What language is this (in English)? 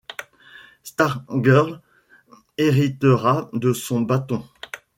French